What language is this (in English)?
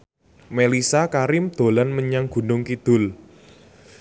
Javanese